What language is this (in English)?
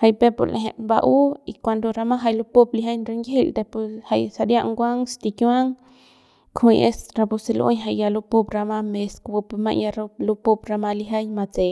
Central Pame